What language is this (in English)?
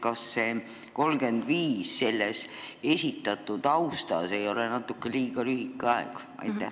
Estonian